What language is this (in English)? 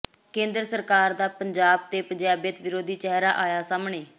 Punjabi